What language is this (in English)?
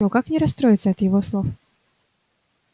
Russian